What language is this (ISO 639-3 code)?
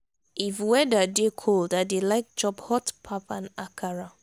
pcm